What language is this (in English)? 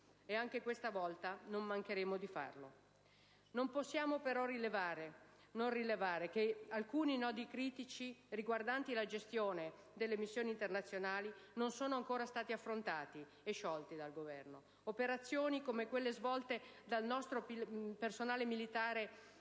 Italian